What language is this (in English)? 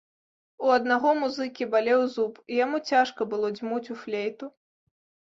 Belarusian